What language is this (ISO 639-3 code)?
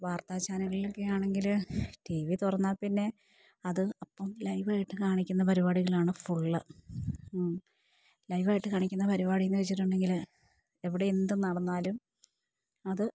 mal